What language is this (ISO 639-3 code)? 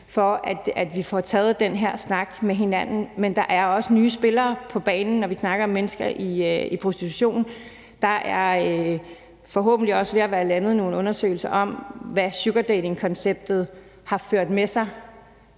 dan